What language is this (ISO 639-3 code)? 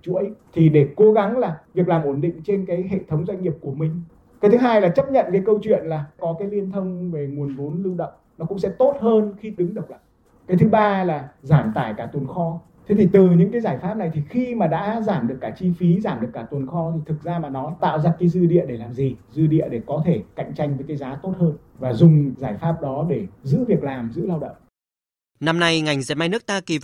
vie